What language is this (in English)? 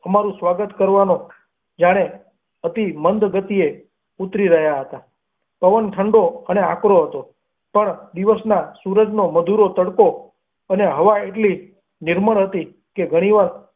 Gujarati